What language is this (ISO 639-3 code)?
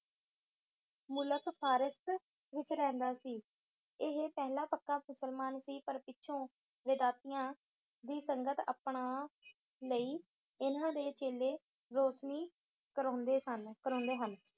pan